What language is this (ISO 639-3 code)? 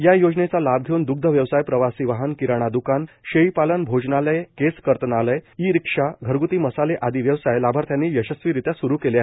mar